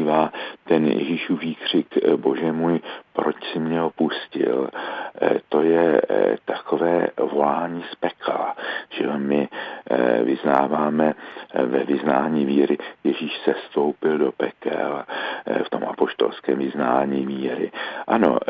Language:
Czech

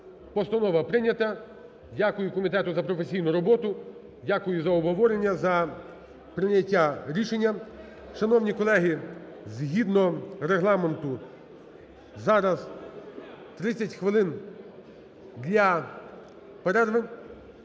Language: Ukrainian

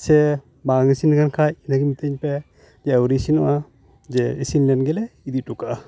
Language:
Santali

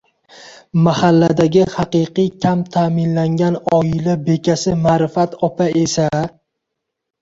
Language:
Uzbek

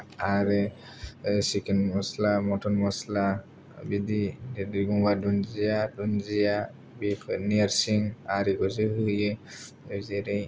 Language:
Bodo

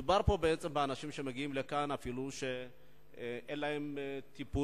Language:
Hebrew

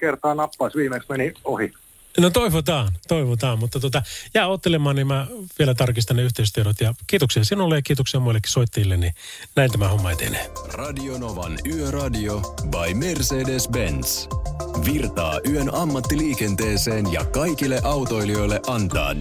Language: Finnish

